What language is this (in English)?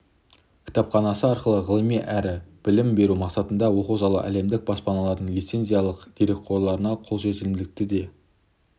Kazakh